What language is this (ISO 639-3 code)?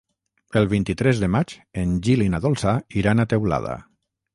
cat